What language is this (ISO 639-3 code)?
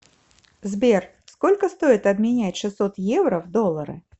rus